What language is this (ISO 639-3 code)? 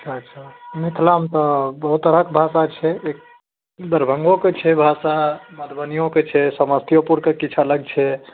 mai